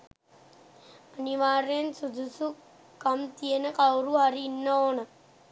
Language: Sinhala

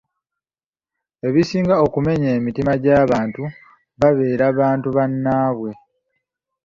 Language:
Ganda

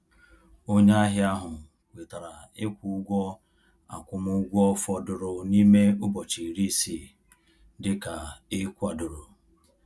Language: Igbo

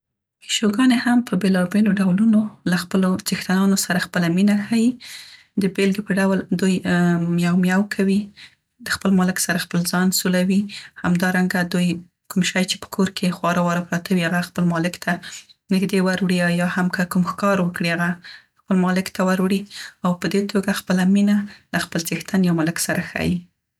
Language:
Central Pashto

